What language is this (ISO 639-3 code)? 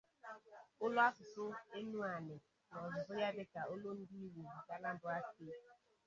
ibo